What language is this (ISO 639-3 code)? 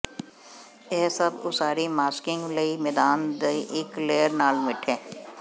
pan